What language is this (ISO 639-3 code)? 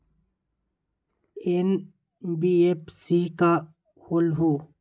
mag